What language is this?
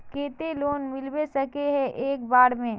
Magahi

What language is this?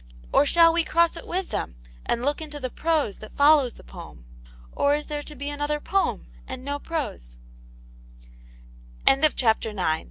English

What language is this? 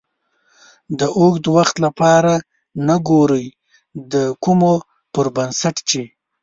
Pashto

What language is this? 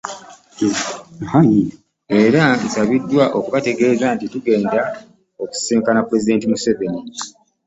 Ganda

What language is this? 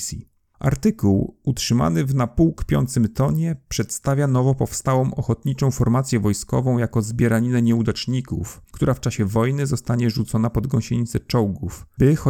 Polish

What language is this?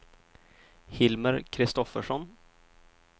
Swedish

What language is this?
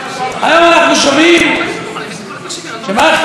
Hebrew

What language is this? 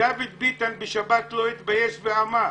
Hebrew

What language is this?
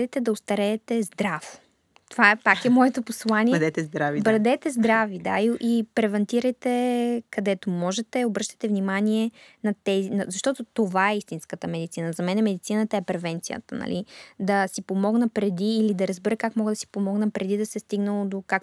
Bulgarian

